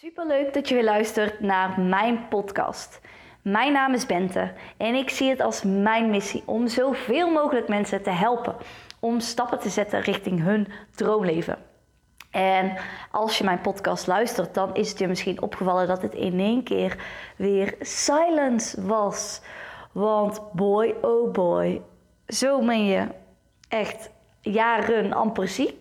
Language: Dutch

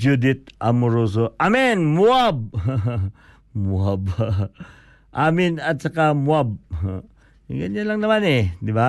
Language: Filipino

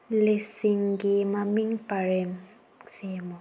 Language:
Manipuri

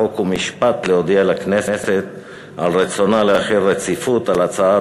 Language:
Hebrew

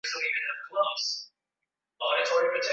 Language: Swahili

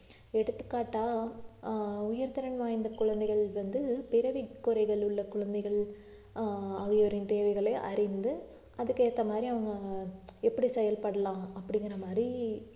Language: Tamil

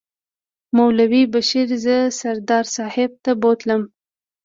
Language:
Pashto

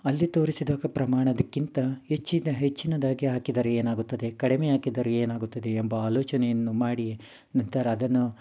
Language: Kannada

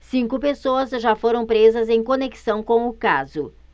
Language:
Portuguese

